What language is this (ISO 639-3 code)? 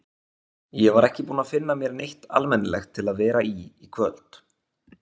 isl